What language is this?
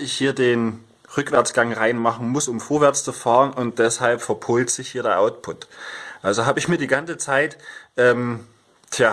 German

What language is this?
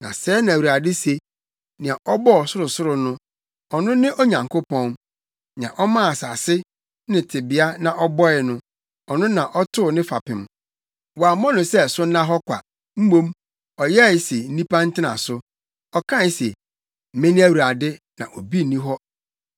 Akan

